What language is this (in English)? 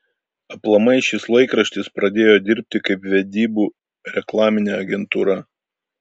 Lithuanian